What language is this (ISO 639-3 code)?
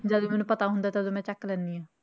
pan